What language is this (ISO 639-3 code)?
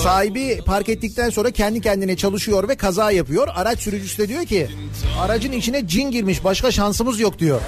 tur